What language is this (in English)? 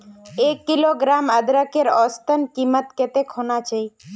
Magahi